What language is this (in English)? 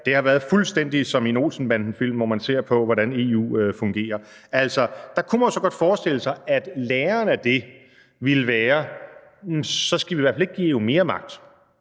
Danish